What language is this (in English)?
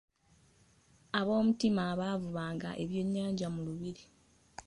Ganda